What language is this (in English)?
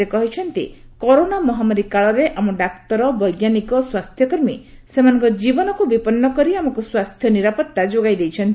Odia